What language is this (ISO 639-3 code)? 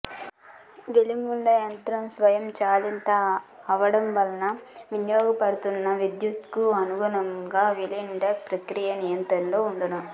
tel